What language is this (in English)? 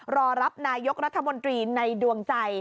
Thai